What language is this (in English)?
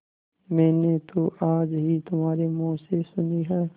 Hindi